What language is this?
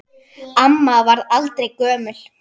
Icelandic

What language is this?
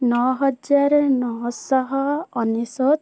Odia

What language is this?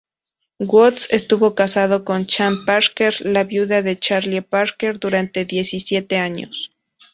Spanish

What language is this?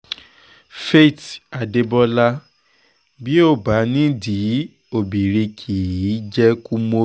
Yoruba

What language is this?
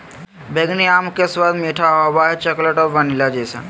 Magahi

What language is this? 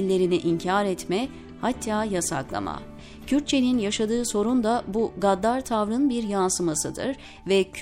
Turkish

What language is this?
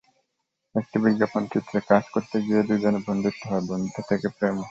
Bangla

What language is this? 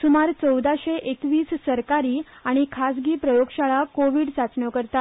Konkani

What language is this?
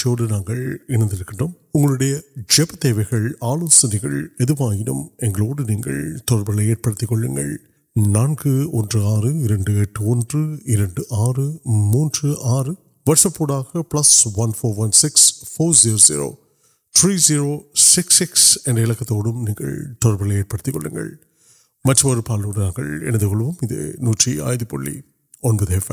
Urdu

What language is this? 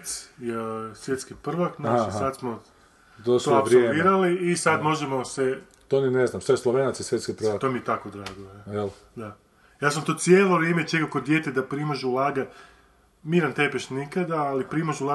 Croatian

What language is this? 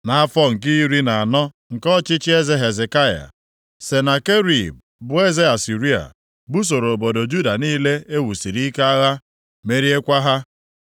Igbo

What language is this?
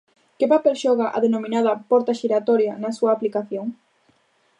Galician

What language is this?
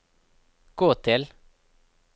Norwegian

